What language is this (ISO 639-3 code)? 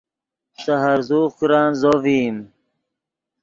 ydg